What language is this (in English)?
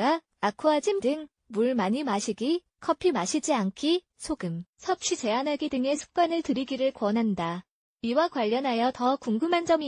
Korean